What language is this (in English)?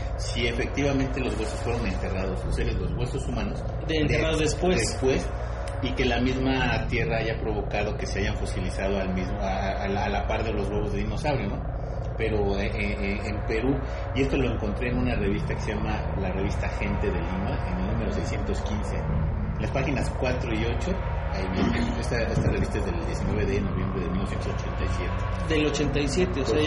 Spanish